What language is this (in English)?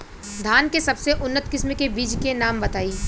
Bhojpuri